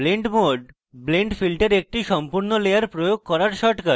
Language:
Bangla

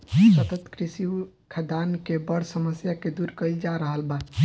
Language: Bhojpuri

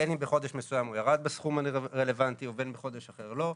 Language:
Hebrew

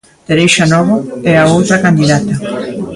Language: Galician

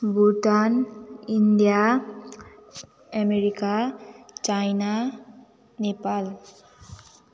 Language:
Nepali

